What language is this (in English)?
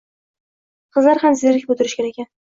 Uzbek